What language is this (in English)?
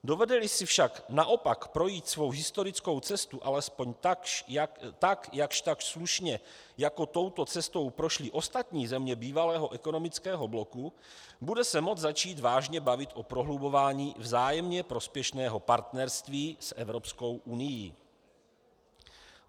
Czech